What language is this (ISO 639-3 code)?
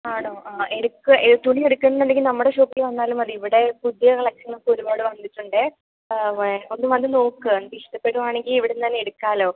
mal